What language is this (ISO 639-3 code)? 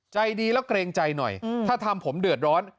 tha